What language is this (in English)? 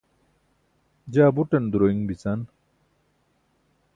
Burushaski